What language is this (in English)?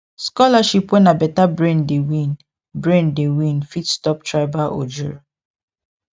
Nigerian Pidgin